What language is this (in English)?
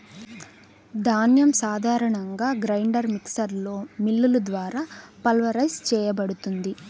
Telugu